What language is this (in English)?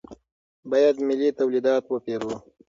Pashto